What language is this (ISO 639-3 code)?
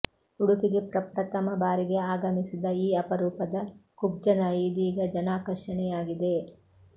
kan